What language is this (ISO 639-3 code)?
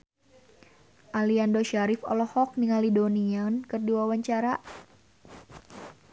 sun